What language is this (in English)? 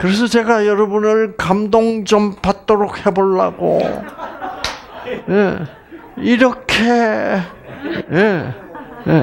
Korean